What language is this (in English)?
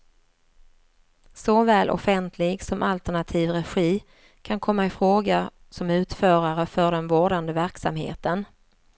Swedish